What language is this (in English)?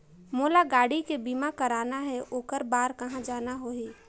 Chhattisgarhi